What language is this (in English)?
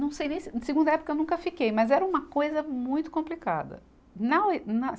Portuguese